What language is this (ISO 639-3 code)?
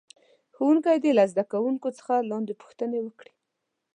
pus